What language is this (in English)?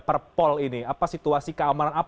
Indonesian